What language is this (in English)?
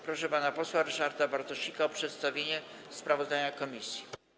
Polish